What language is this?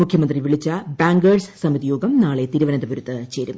Malayalam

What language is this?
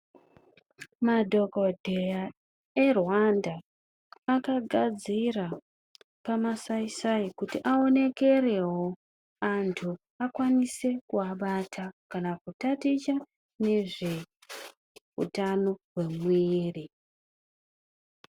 Ndau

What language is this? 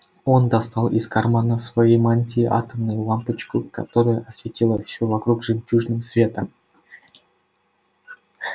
Russian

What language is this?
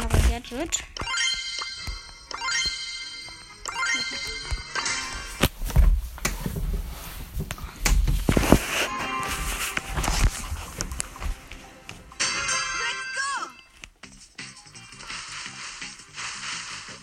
German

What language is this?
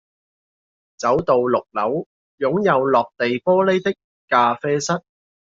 Cantonese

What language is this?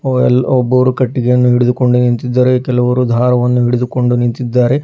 Kannada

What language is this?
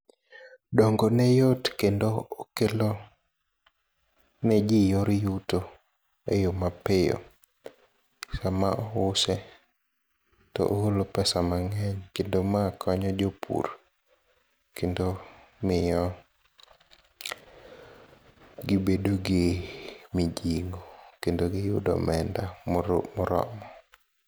Luo (Kenya and Tanzania)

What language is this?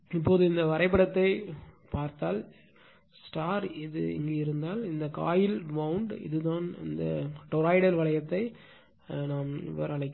Tamil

